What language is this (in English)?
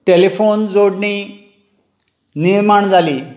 Konkani